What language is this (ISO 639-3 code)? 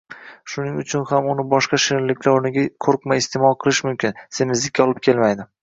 uzb